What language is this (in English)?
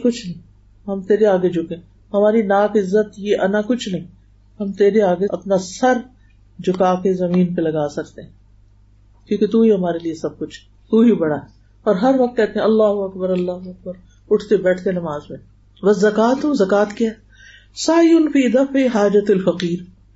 Urdu